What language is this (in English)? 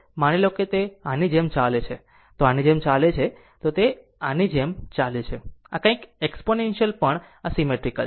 Gujarati